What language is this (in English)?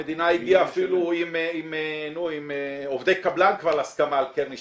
Hebrew